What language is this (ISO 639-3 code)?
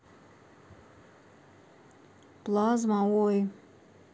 rus